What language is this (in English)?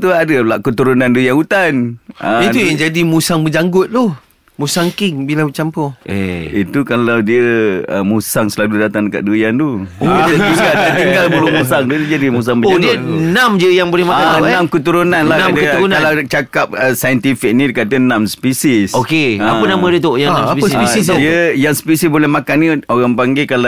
Malay